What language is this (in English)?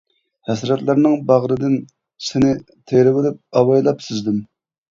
Uyghur